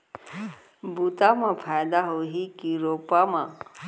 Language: Chhattisgarhi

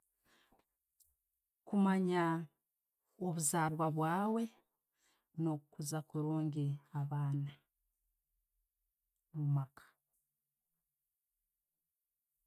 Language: Tooro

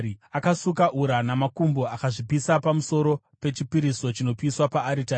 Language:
Shona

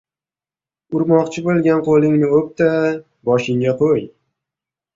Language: Uzbek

